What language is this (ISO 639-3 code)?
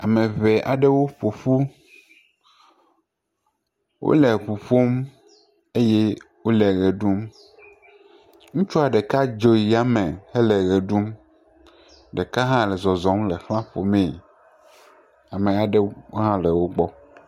ewe